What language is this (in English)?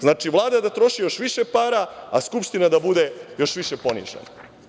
Serbian